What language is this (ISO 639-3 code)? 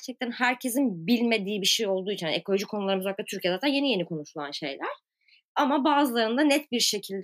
tur